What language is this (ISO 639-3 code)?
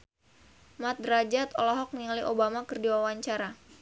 sun